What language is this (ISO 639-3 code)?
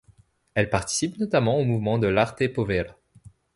fra